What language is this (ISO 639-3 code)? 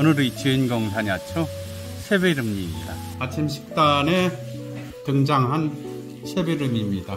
kor